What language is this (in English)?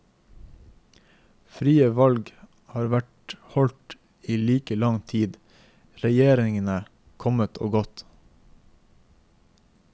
Norwegian